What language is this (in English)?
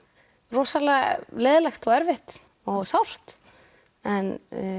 Icelandic